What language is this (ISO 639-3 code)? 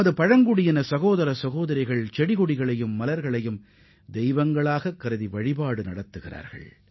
tam